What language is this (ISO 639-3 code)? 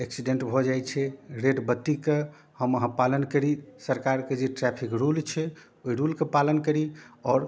mai